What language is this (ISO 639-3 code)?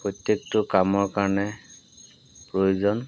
asm